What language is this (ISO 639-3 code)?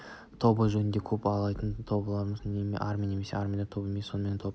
kaz